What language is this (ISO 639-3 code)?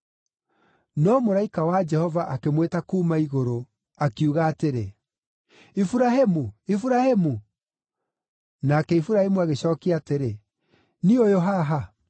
kik